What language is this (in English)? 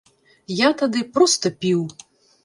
Belarusian